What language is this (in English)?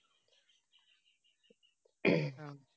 Malayalam